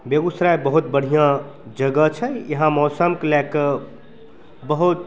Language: Maithili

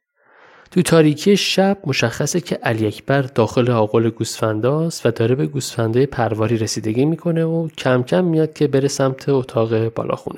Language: Persian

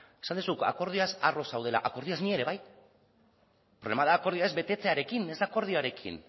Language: Basque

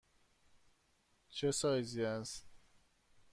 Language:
Persian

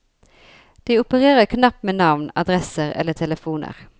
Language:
Norwegian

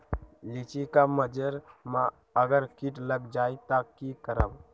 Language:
Magahi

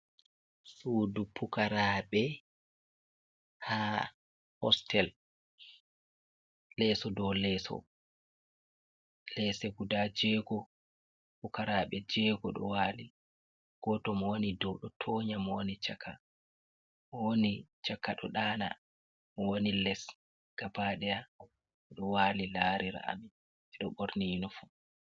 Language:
Fula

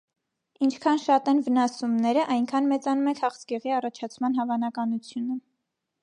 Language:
Armenian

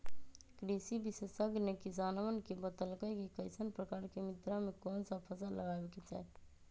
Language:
Magahi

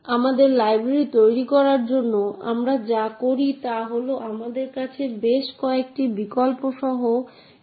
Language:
Bangla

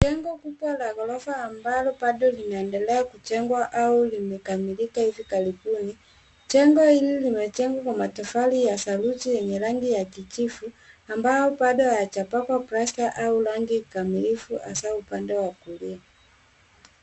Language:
Swahili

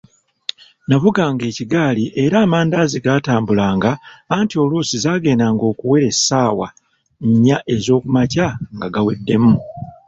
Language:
Ganda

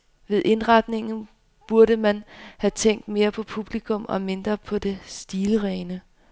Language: Danish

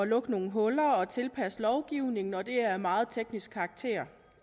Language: Danish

